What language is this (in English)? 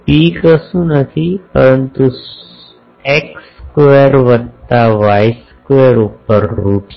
Gujarati